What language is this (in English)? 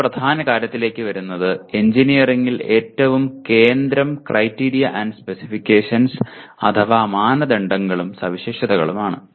Malayalam